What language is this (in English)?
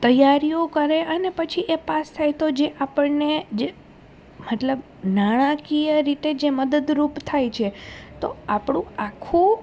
Gujarati